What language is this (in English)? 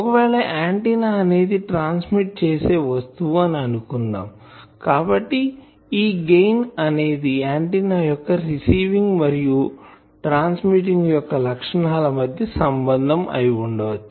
Telugu